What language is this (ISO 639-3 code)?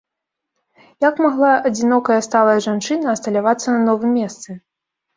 bel